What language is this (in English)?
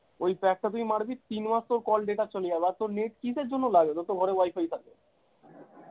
Bangla